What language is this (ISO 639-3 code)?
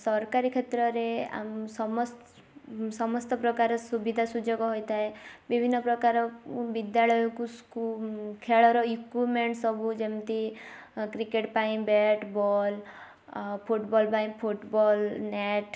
ori